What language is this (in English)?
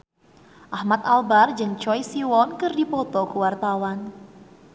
Sundanese